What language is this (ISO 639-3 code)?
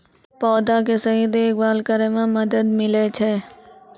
mai